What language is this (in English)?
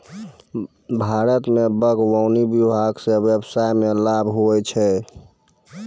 Maithili